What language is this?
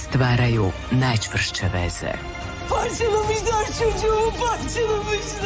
Ukrainian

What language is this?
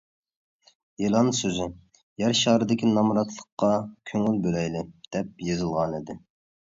Uyghur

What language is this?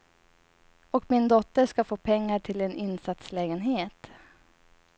Swedish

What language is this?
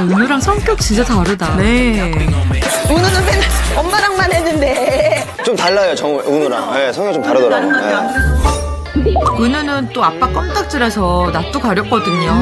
Korean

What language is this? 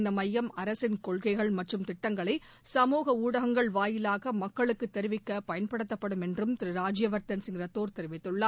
Tamil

